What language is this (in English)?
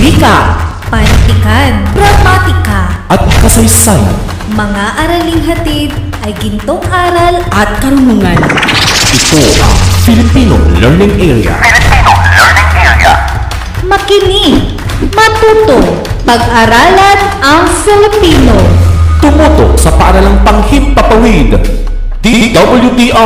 Filipino